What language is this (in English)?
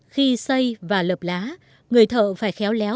Vietnamese